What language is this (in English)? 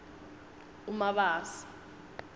Swati